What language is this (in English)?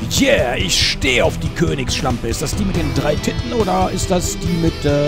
German